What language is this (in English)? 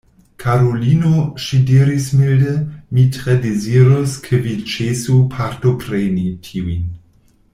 Esperanto